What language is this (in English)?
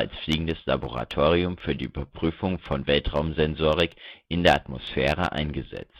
German